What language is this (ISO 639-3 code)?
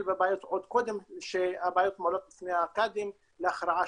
heb